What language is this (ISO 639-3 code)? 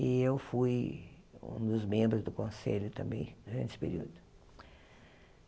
por